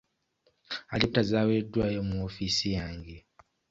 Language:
Ganda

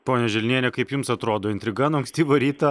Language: Lithuanian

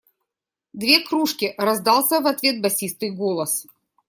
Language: Russian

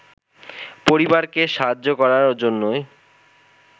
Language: Bangla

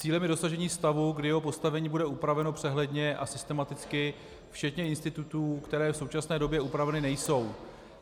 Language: Czech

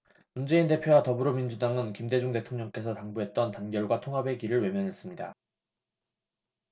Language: Korean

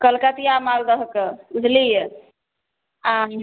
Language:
Maithili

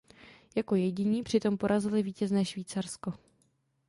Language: Czech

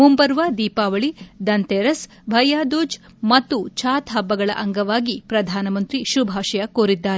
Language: Kannada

